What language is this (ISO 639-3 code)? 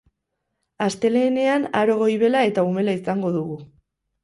eus